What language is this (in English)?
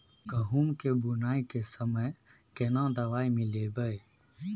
Maithili